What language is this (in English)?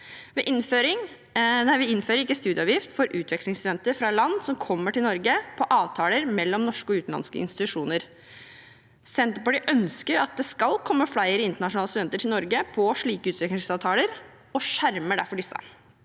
Norwegian